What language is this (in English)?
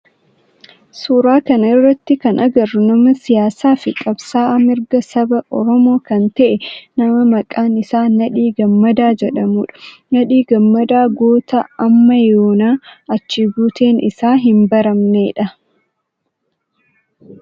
Oromo